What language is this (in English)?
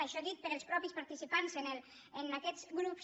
Catalan